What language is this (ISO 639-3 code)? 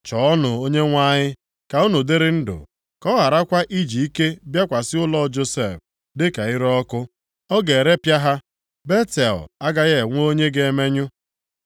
ibo